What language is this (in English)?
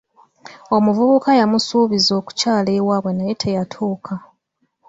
Ganda